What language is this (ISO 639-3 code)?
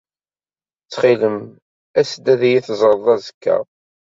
kab